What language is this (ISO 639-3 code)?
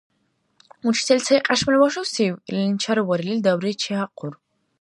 dar